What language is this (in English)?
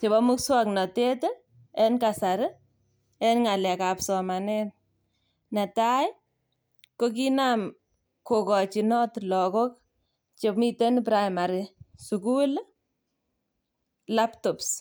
Kalenjin